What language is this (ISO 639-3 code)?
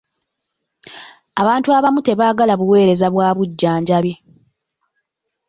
lug